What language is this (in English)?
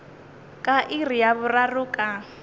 Northern Sotho